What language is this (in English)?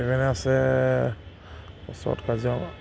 Assamese